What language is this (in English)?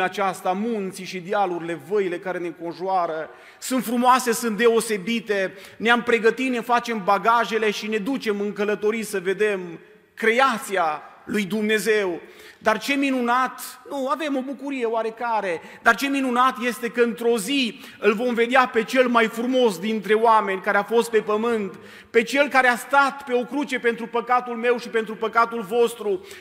Romanian